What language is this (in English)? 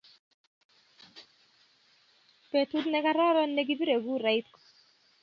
Kalenjin